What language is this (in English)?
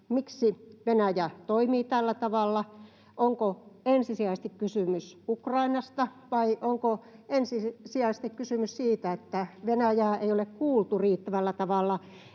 Finnish